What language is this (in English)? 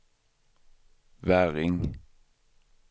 Swedish